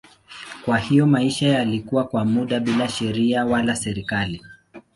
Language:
Swahili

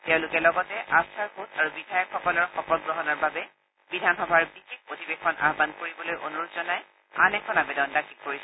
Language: Assamese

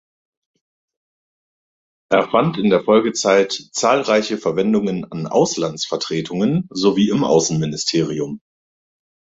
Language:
German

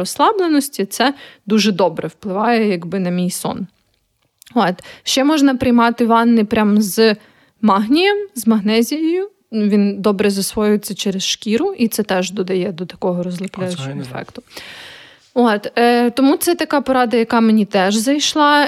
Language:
Ukrainian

